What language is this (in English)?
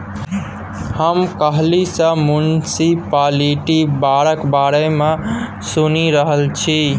Maithili